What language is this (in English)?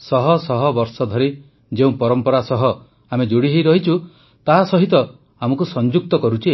Odia